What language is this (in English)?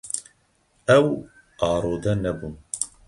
Kurdish